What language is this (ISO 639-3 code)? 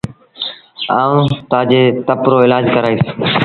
sbn